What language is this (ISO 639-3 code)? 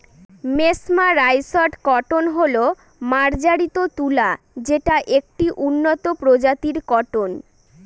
ben